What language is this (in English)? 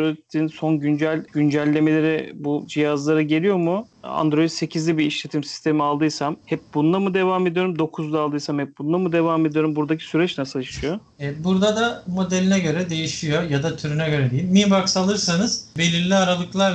Turkish